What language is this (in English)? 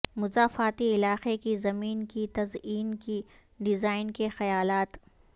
Urdu